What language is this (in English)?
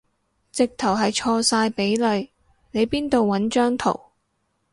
Cantonese